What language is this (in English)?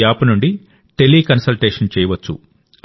Telugu